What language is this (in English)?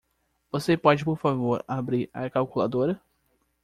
Portuguese